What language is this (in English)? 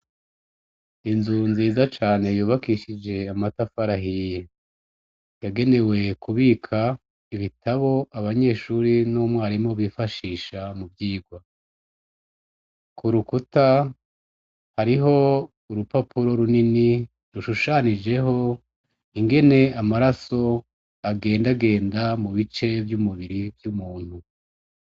Rundi